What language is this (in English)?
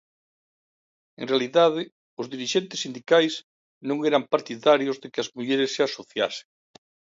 Galician